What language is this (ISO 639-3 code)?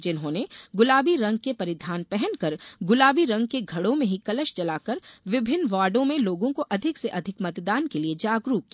hin